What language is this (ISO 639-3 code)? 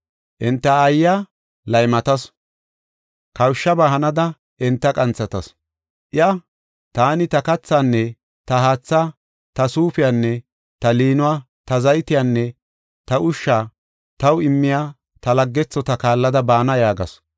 gof